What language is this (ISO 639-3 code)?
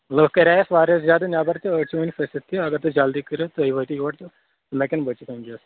kas